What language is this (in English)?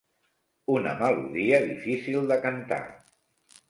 Catalan